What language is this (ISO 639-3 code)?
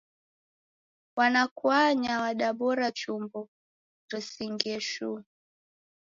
dav